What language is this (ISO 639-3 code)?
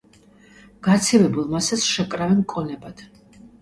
kat